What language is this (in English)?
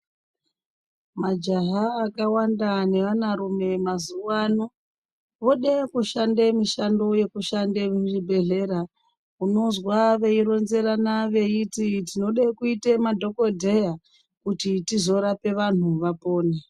Ndau